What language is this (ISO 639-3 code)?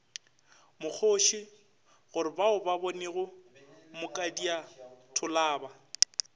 nso